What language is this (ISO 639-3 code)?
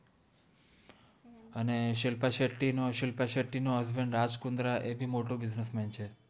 guj